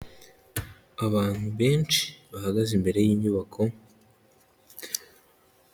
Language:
Kinyarwanda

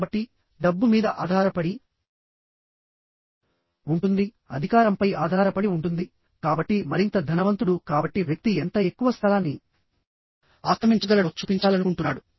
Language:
Telugu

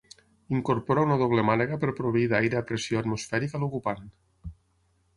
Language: Catalan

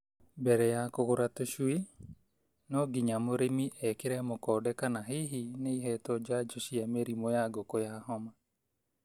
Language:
Kikuyu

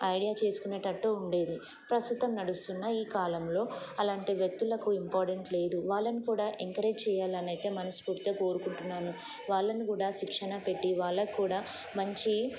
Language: Telugu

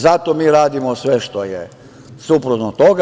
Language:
Serbian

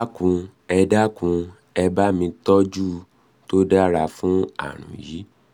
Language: Yoruba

